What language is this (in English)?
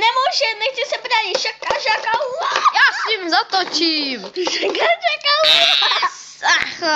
Czech